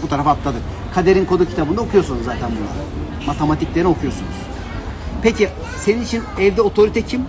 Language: Turkish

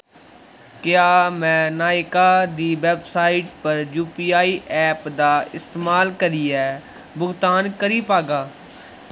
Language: Dogri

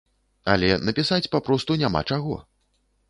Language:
Belarusian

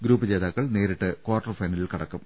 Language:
Malayalam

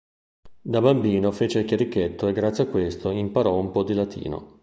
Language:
Italian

